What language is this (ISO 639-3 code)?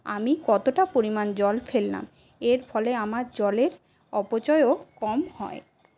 ben